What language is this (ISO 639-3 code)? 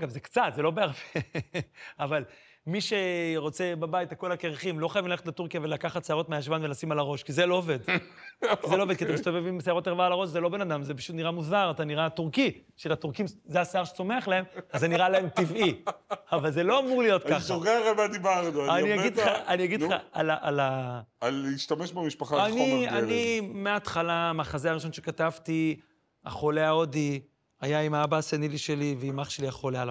heb